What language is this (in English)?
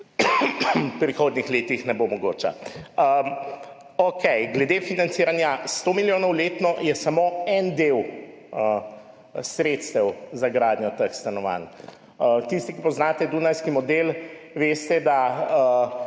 Slovenian